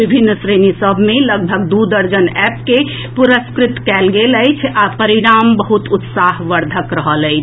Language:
Maithili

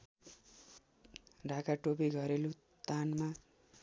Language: Nepali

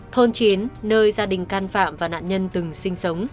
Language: Vietnamese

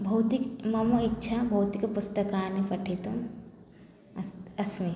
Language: Sanskrit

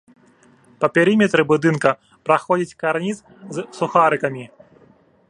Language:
Belarusian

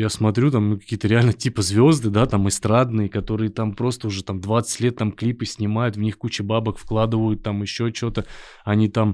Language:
Russian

